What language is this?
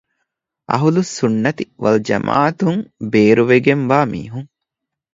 Divehi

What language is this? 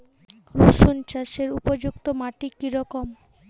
Bangla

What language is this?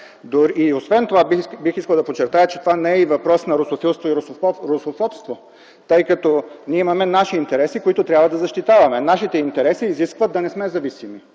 Bulgarian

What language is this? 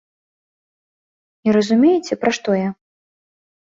Belarusian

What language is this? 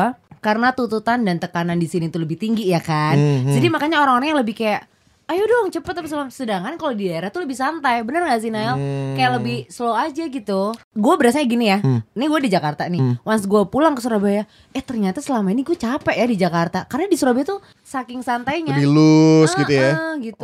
Indonesian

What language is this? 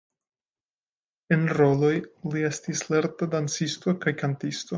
Esperanto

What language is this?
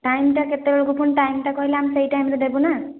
Odia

